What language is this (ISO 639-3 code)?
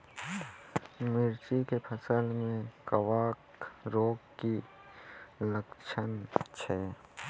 mai